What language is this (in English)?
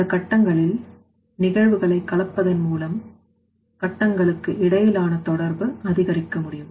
Tamil